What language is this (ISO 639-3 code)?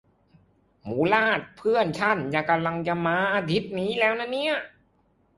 tha